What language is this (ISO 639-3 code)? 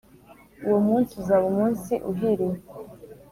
kin